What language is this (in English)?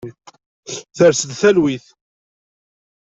Kabyle